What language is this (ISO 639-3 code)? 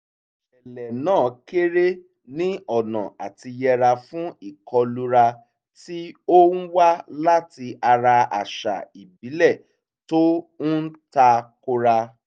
yor